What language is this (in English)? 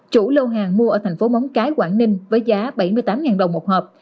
Vietnamese